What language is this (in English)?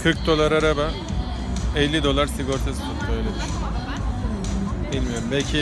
Turkish